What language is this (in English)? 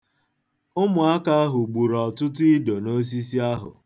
Igbo